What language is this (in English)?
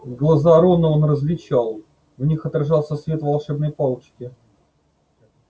Russian